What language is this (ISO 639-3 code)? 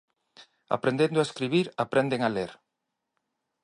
glg